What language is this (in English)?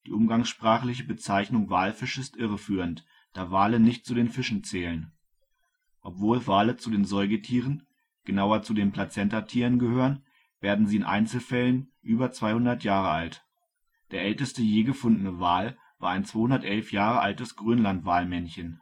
German